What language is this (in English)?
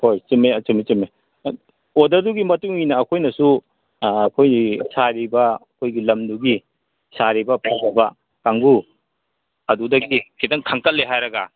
Manipuri